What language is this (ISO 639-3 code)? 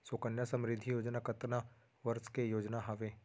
hne